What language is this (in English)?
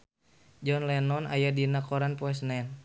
Sundanese